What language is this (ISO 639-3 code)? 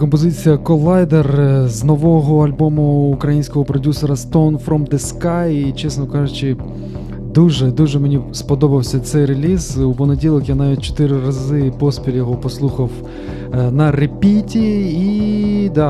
ukr